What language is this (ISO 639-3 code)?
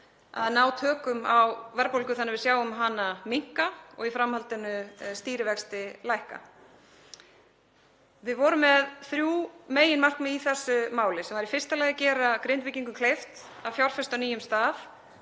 isl